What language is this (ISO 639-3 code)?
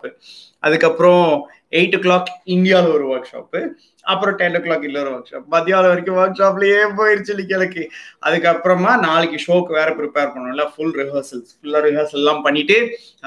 tam